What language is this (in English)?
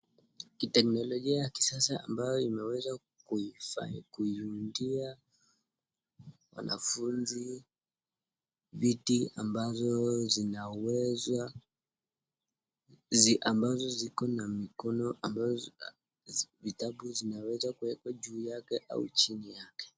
Swahili